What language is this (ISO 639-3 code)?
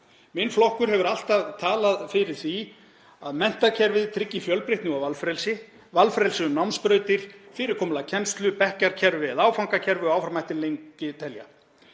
isl